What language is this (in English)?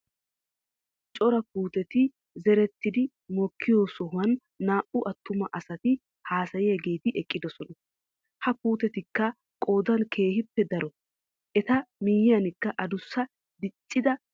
Wolaytta